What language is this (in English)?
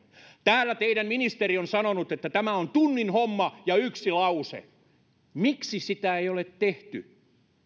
Finnish